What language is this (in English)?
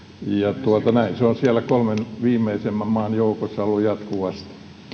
Finnish